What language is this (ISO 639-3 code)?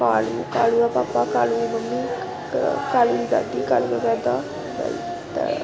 doi